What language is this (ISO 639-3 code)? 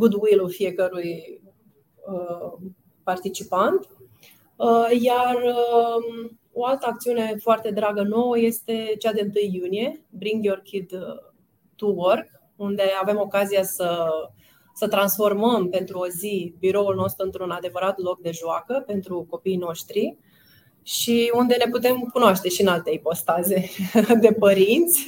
ron